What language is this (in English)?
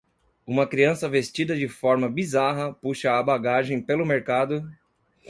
Portuguese